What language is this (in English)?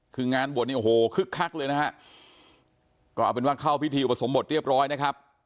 Thai